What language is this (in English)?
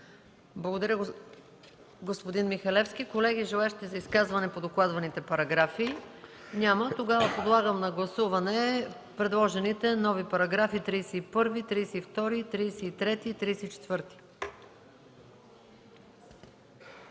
Bulgarian